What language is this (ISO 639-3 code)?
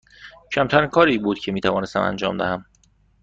fas